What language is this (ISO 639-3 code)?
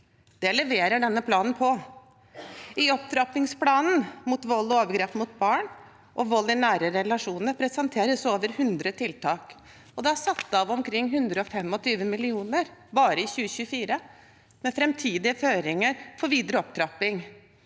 nor